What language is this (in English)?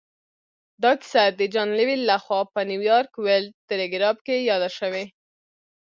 Pashto